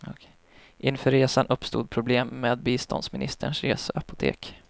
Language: Swedish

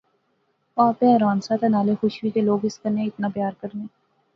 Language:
Pahari-Potwari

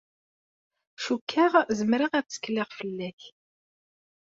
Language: Kabyle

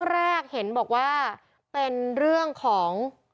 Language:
Thai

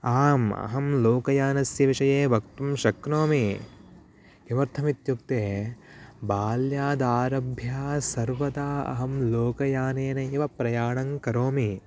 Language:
Sanskrit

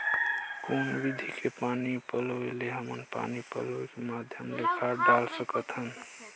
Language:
Chhattisgarhi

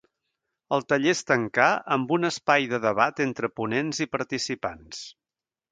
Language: Catalan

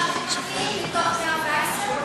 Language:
Hebrew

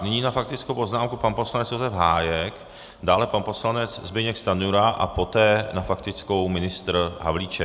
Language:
Czech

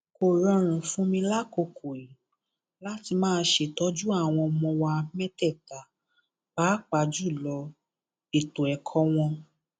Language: Yoruba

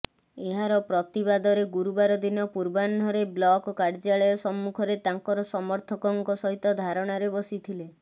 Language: Odia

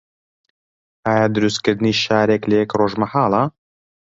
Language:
Central Kurdish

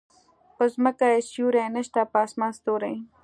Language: Pashto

